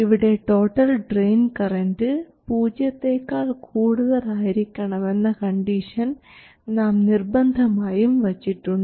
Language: Malayalam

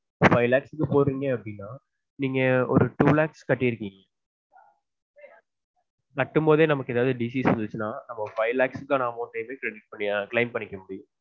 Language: Tamil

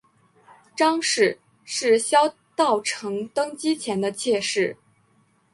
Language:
Chinese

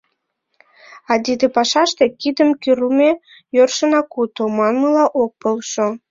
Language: Mari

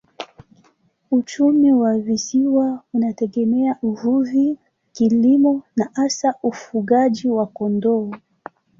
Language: Swahili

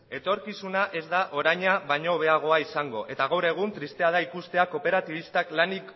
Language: Basque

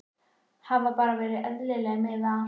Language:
Icelandic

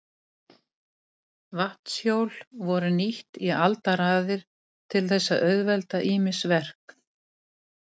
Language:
Icelandic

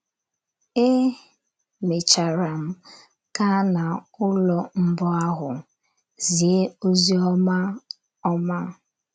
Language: Igbo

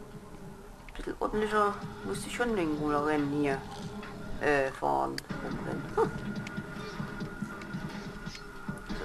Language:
German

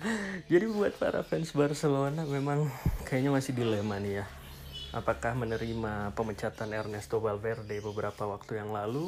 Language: Indonesian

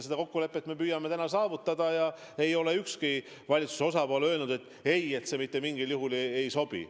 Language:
Estonian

